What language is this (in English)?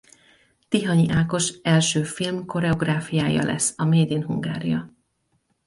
Hungarian